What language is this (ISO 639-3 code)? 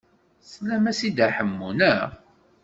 kab